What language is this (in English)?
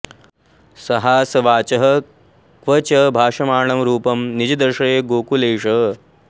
Sanskrit